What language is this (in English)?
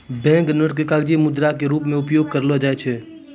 Maithili